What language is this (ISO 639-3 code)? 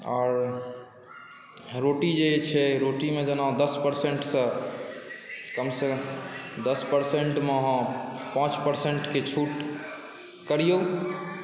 mai